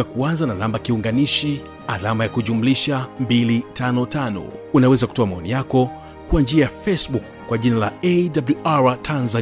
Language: Swahili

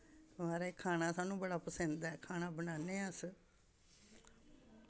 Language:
Dogri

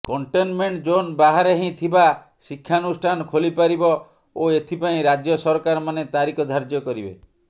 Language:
Odia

